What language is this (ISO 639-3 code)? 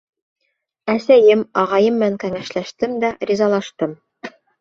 bak